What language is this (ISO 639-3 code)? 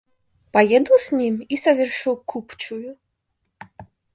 rus